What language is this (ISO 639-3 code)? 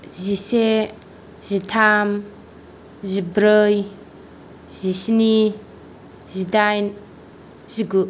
brx